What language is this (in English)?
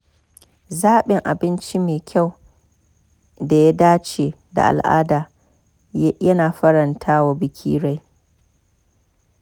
Hausa